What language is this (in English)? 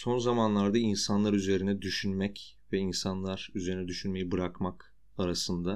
Turkish